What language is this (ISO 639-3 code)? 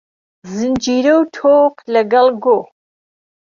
ckb